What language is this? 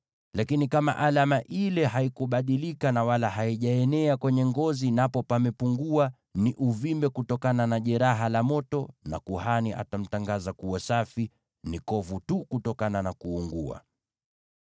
Swahili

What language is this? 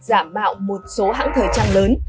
Vietnamese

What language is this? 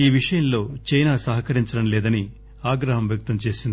Telugu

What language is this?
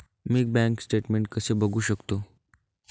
Marathi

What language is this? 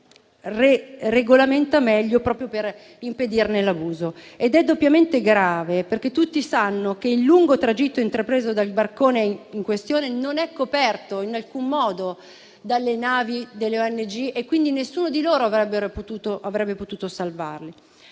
Italian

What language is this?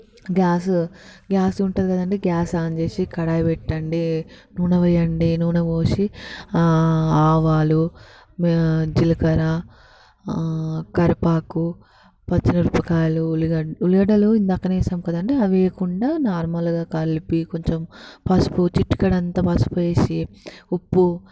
Telugu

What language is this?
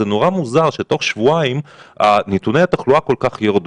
Hebrew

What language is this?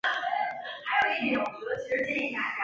Chinese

